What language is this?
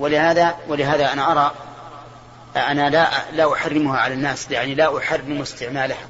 Arabic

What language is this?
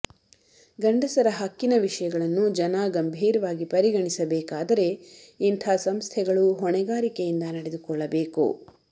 Kannada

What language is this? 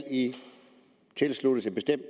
Danish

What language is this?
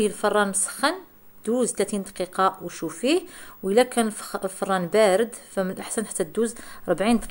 Arabic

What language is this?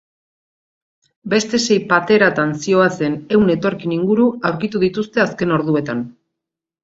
Basque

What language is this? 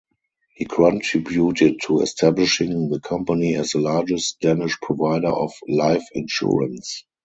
English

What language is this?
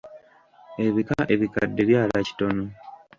Ganda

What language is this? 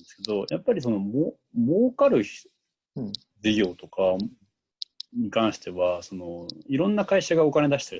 Japanese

